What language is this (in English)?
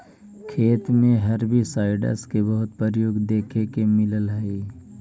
Magahi